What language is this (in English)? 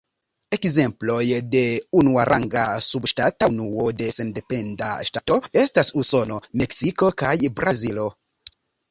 Esperanto